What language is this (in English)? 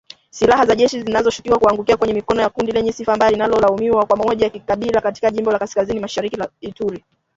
Swahili